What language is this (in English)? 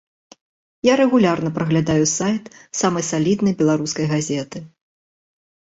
Belarusian